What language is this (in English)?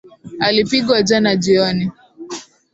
Swahili